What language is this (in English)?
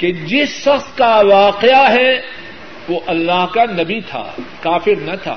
Urdu